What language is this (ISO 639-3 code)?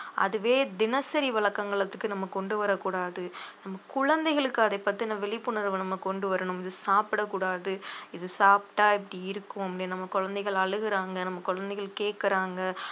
tam